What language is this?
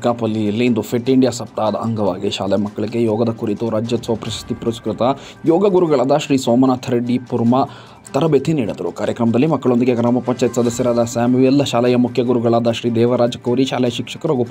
Romanian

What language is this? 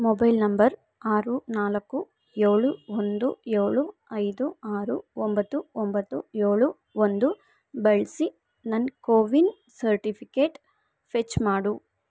Kannada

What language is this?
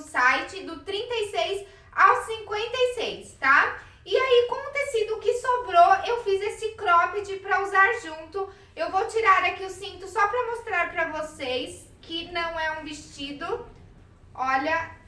Portuguese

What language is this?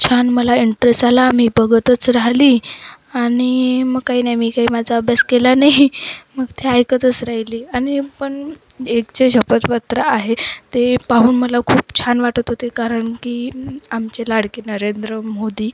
Marathi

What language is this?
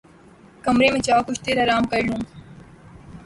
Urdu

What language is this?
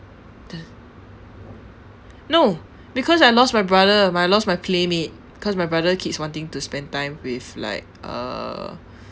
English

